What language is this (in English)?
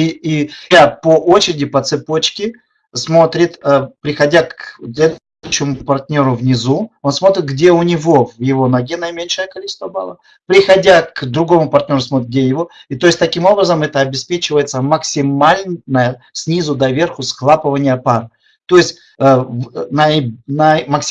Russian